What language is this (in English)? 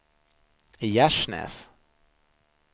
Swedish